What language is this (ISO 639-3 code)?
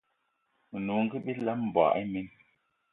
eto